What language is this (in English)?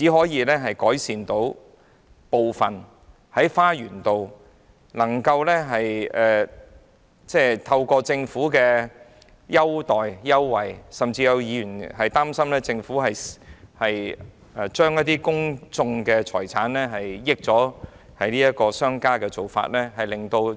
Cantonese